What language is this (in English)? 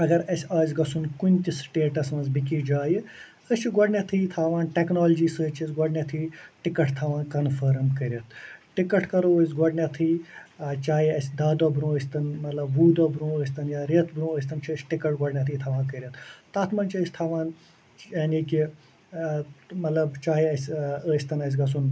Kashmiri